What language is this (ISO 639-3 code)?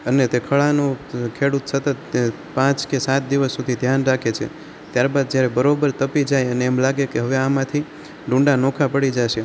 guj